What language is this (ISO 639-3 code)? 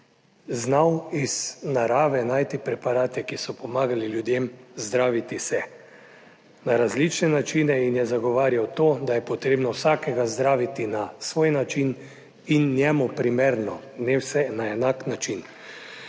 slv